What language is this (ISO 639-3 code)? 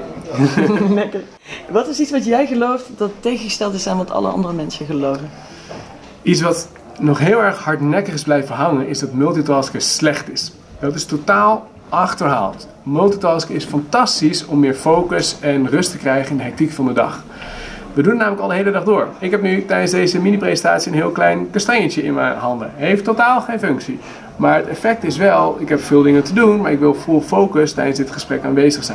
nld